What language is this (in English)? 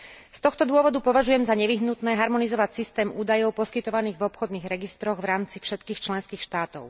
Slovak